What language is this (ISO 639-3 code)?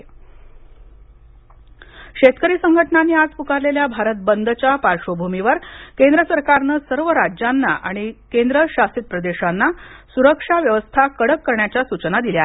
mar